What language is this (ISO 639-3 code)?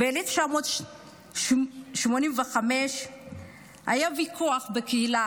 heb